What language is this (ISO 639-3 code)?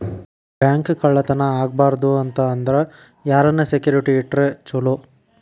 kan